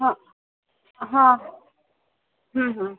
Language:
Marathi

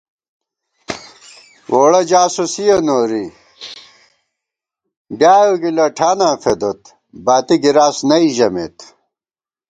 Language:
Gawar-Bati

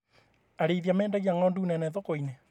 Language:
Kikuyu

